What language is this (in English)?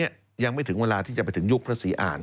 Thai